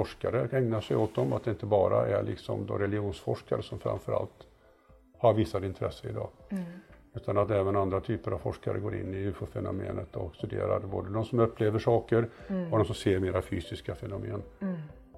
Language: Swedish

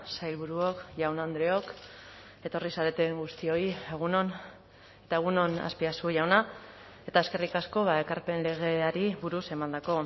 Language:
Basque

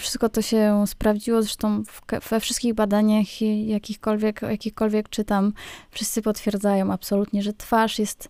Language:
Polish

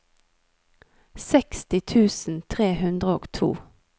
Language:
Norwegian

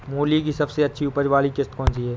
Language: Hindi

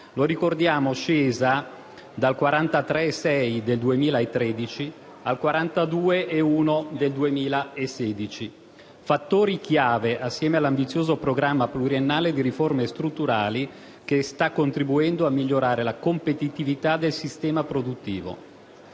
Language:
Italian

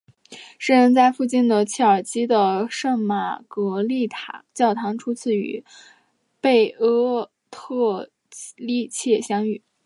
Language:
Chinese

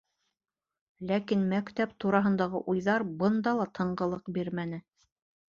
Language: Bashkir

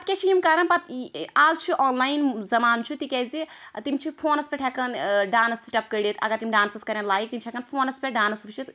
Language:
Kashmiri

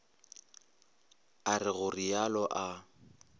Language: Northern Sotho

